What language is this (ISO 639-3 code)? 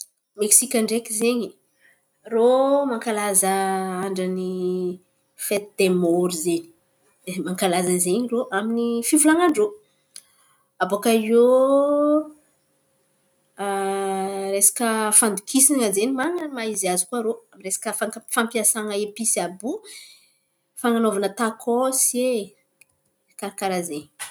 xmv